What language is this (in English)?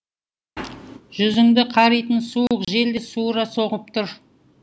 Kazakh